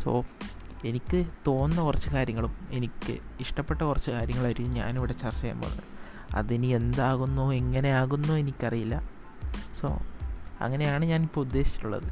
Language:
Malayalam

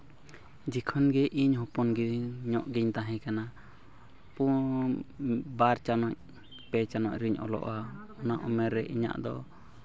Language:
Santali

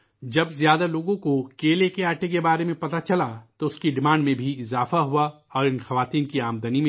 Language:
Urdu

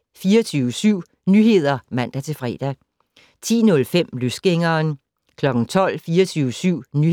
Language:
Danish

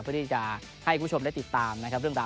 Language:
Thai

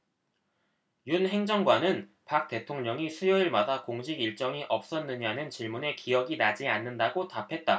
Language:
Korean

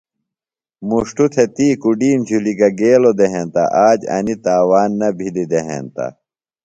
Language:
Phalura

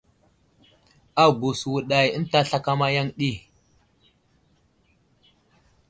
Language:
Wuzlam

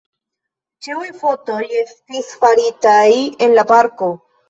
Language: Esperanto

